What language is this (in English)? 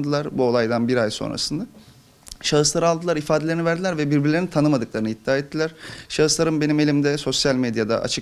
Turkish